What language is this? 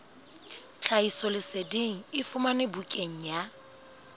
Southern Sotho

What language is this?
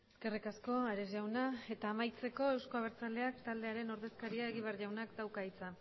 Basque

